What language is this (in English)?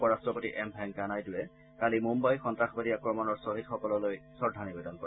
Assamese